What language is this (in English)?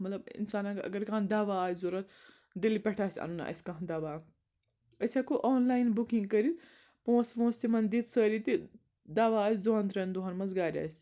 Kashmiri